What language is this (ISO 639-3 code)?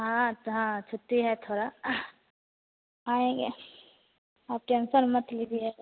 hin